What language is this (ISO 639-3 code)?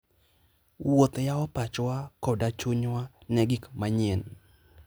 luo